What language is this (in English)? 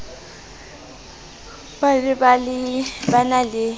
Southern Sotho